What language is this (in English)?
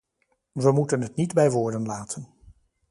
Dutch